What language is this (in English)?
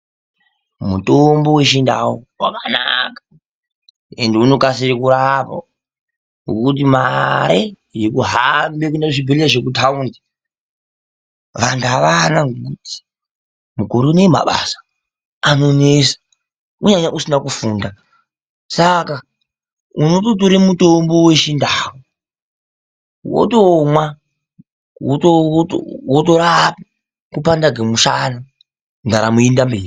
Ndau